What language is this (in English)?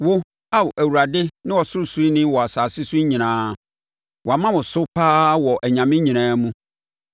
Akan